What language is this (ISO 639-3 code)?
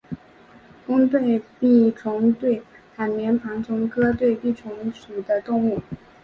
zho